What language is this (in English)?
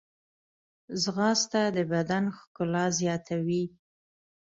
Pashto